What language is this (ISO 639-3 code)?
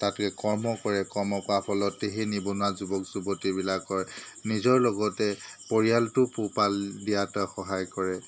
asm